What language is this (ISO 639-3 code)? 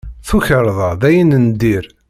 kab